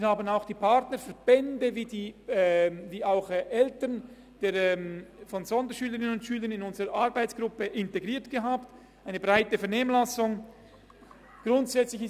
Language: Swiss German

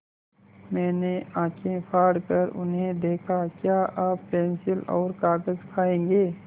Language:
Hindi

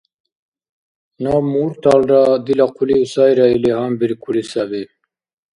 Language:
Dargwa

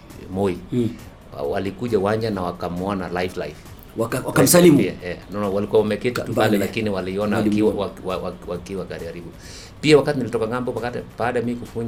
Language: Swahili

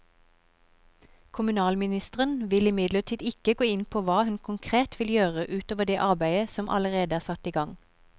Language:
Norwegian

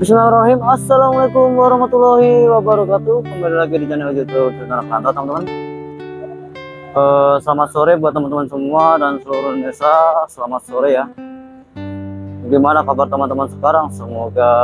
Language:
Indonesian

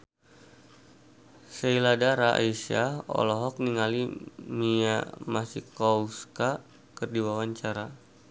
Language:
Sundanese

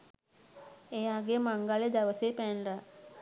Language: Sinhala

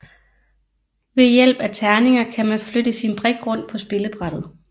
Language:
Danish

